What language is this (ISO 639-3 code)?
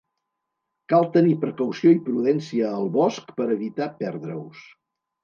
cat